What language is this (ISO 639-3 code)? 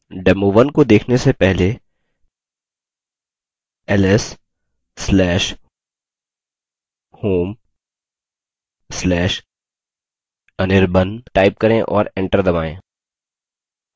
hin